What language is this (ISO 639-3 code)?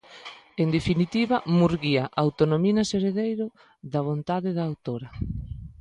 glg